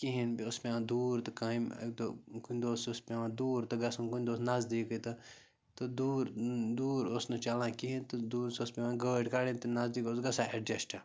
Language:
Kashmiri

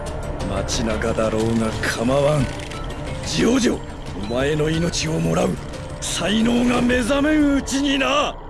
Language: Japanese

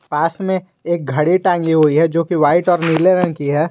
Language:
Hindi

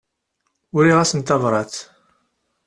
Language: Kabyle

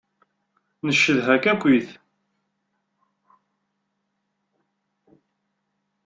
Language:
Kabyle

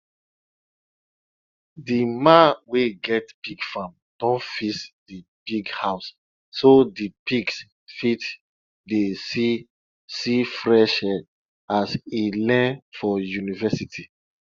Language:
Nigerian Pidgin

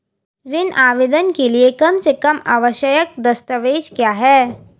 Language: Hindi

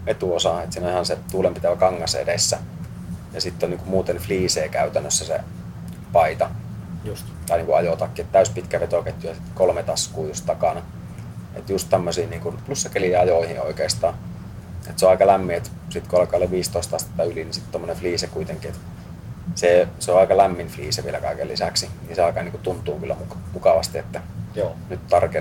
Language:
Finnish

